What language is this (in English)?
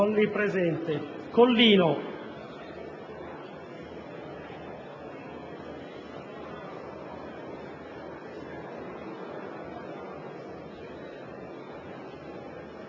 Italian